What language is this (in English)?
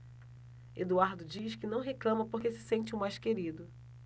Portuguese